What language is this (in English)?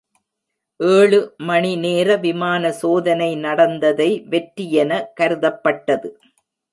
Tamil